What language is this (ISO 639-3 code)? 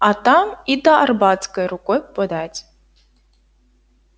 rus